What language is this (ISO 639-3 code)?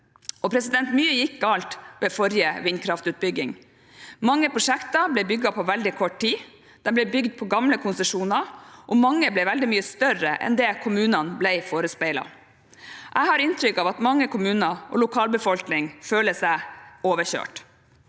nor